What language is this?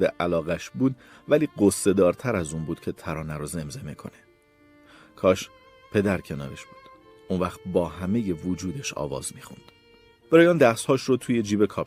Persian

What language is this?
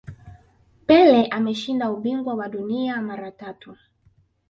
Swahili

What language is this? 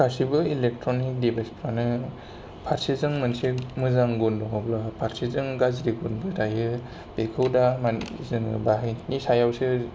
Bodo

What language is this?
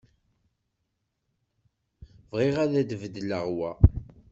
Kabyle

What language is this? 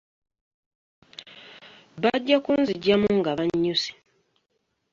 Ganda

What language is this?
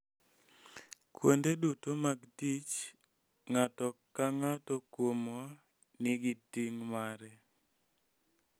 Luo (Kenya and Tanzania)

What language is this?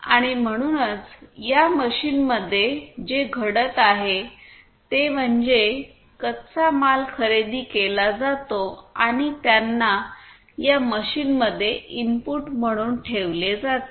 Marathi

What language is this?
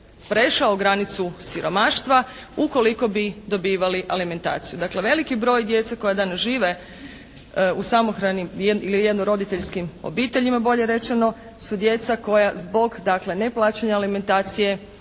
Croatian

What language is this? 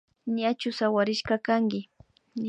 Imbabura Highland Quichua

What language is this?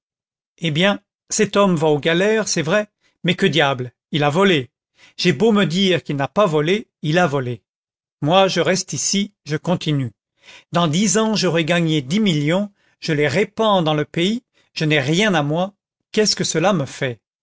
French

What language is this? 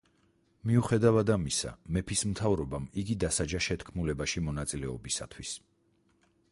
Georgian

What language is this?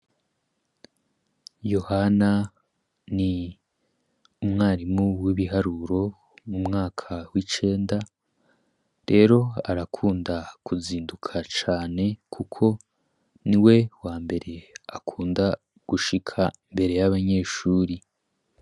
Rundi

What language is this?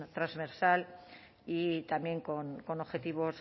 Spanish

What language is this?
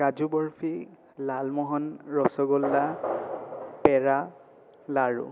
Assamese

